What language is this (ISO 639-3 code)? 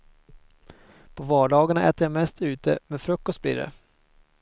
swe